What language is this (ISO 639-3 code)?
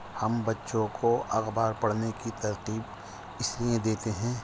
urd